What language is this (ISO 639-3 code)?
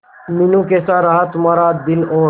hin